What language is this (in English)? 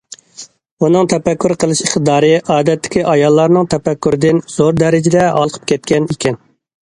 Uyghur